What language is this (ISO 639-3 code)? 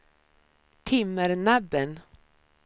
swe